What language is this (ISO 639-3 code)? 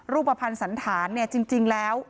tha